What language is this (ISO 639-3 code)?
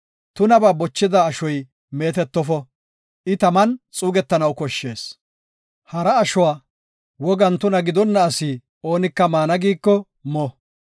gof